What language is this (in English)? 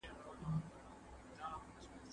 Pashto